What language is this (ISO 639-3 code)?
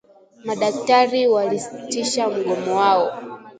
swa